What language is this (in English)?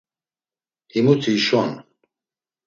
Laz